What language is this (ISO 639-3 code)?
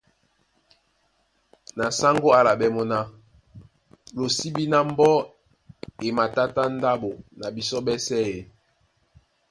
dua